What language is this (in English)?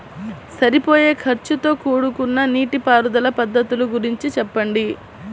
Telugu